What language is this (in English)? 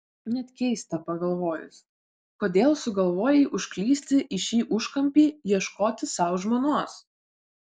Lithuanian